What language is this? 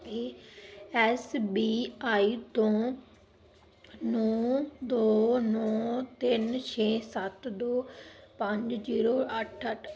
Punjabi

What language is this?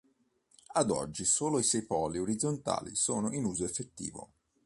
Italian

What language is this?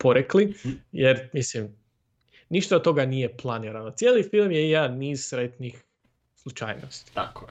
Croatian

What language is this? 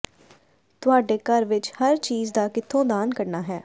Punjabi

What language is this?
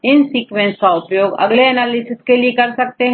Hindi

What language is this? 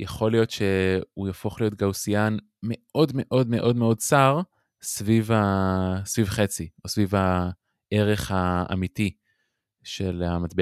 Hebrew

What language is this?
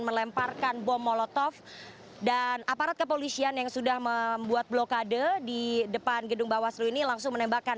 Indonesian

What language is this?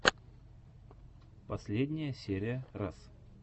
Russian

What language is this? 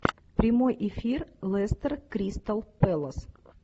Russian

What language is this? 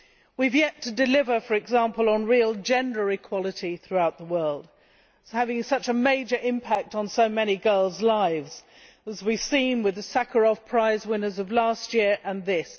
English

